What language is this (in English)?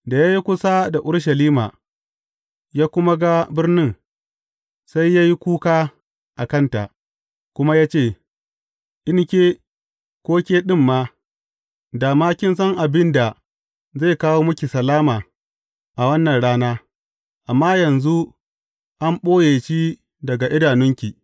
Hausa